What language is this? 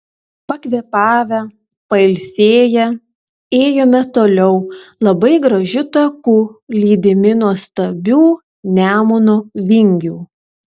Lithuanian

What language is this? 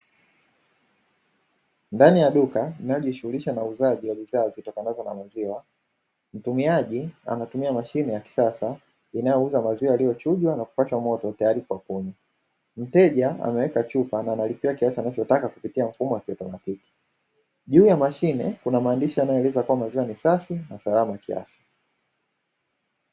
Swahili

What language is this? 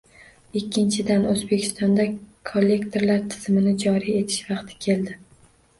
Uzbek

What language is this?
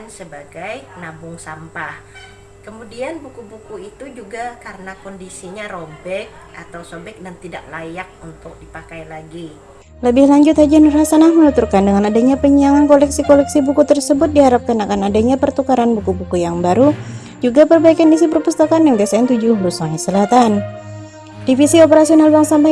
Indonesian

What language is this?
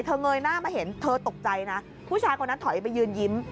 Thai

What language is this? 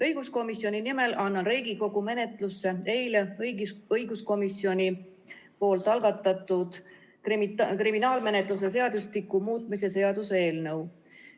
Estonian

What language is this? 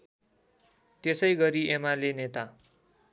Nepali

